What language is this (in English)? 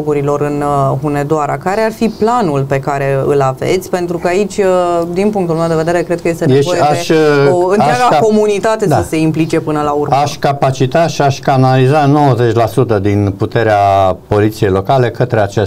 Romanian